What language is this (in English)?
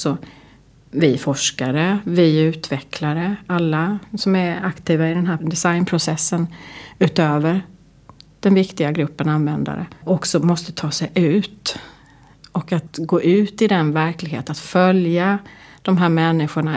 Swedish